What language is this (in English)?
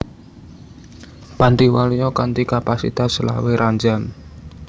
Javanese